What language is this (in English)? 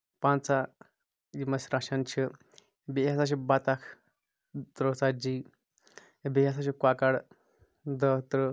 Kashmiri